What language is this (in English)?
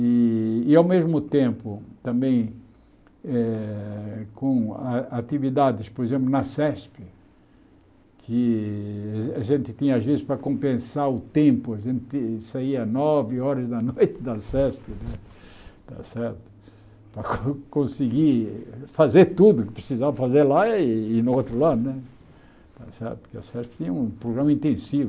Portuguese